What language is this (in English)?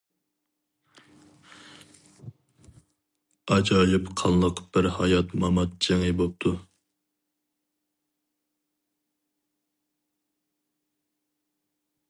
Uyghur